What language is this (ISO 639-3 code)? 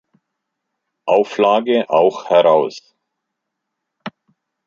deu